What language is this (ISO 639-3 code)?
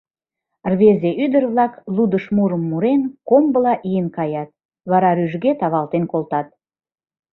chm